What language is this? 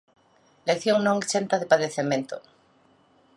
Galician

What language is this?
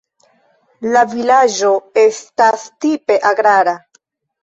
Esperanto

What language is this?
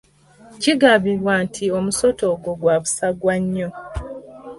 Ganda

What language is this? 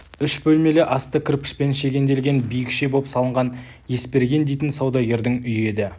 Kazakh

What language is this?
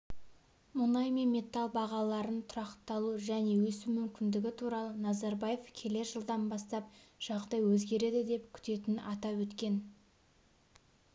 Kazakh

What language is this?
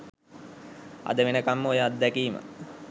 Sinhala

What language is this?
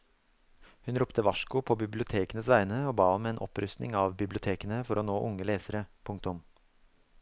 Norwegian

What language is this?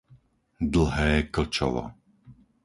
Slovak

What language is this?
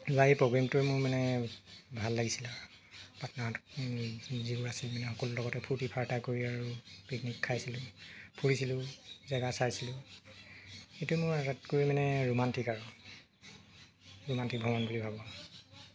Assamese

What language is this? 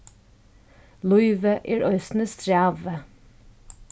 Faroese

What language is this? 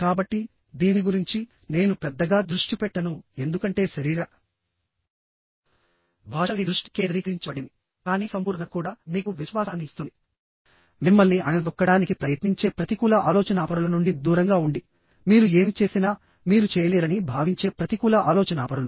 Telugu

